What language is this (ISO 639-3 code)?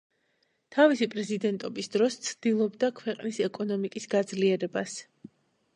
kat